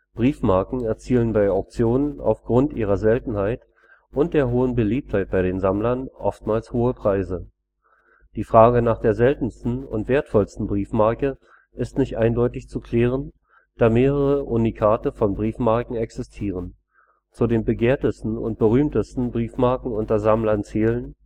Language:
German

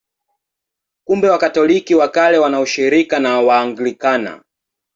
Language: Swahili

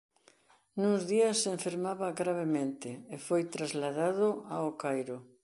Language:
Galician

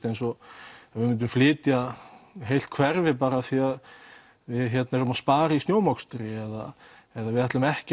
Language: Icelandic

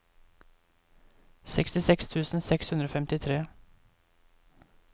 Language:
Norwegian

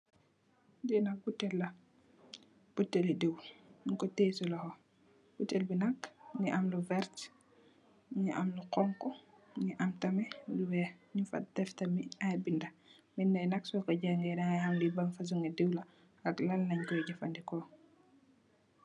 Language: Wolof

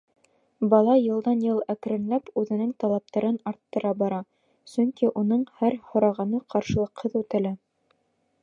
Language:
Bashkir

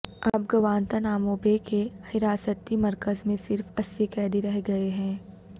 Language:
Urdu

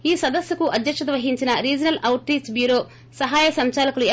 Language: Telugu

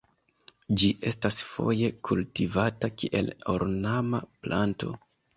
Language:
Esperanto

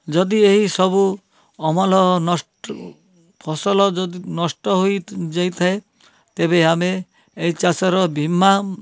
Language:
Odia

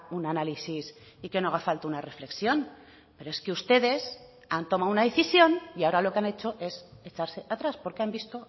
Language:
Spanish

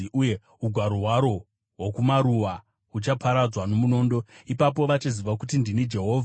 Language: Shona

